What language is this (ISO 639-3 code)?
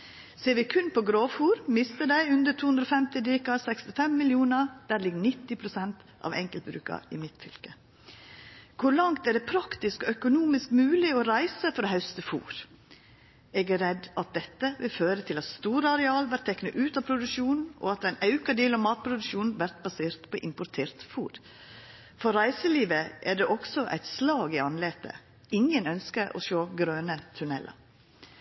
nno